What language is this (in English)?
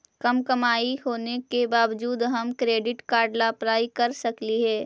Magahi